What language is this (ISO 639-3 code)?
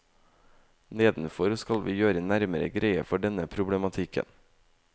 nor